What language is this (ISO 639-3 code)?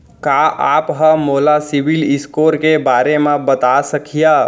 hne